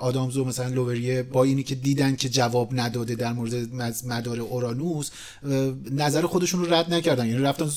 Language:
Persian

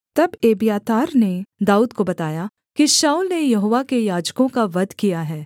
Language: Hindi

